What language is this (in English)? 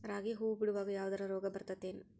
Kannada